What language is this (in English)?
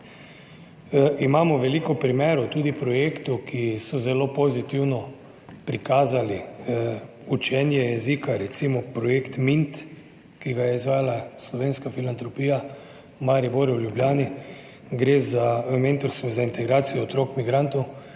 Slovenian